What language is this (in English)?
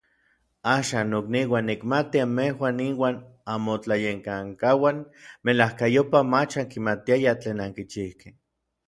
Orizaba Nahuatl